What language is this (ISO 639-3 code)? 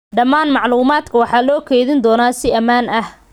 som